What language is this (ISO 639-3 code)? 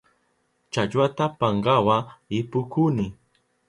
qup